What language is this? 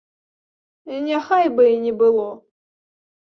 Belarusian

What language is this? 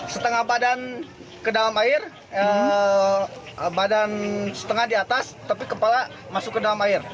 Indonesian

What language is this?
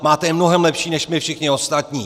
Czech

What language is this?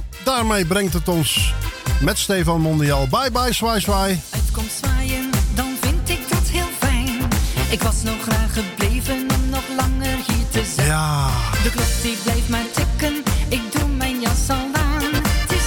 Dutch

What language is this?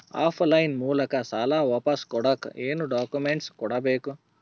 Kannada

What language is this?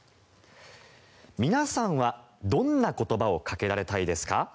Japanese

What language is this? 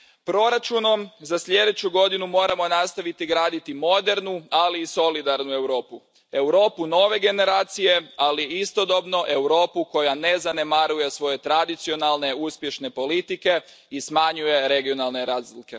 Croatian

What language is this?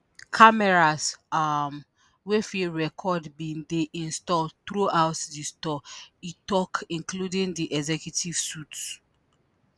Nigerian Pidgin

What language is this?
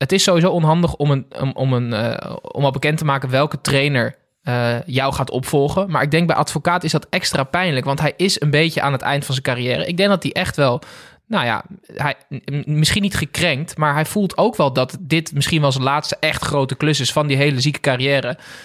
Dutch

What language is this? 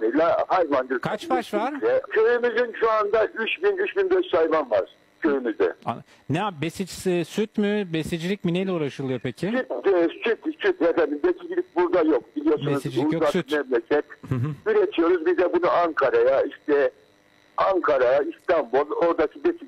Turkish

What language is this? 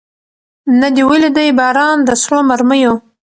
Pashto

